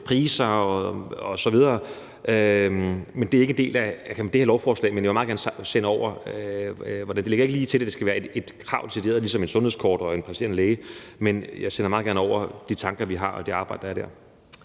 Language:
Danish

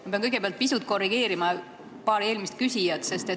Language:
Estonian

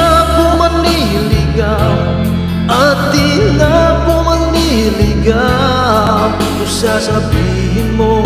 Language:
Vietnamese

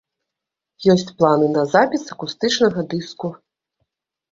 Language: Belarusian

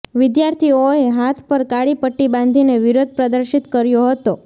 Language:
Gujarati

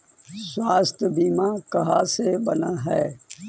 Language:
Magahi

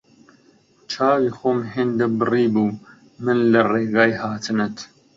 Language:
Central Kurdish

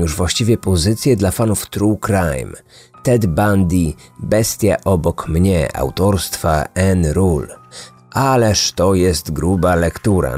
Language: Polish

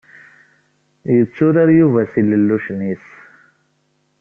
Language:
Kabyle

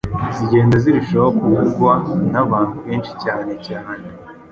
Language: Kinyarwanda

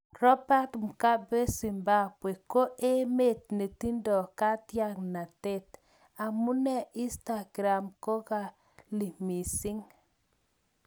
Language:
Kalenjin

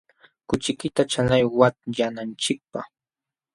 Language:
Jauja Wanca Quechua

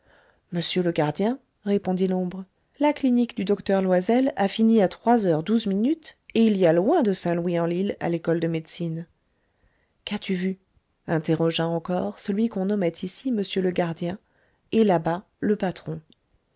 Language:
French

